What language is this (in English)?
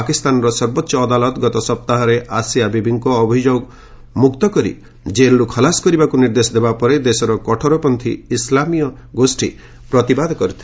Odia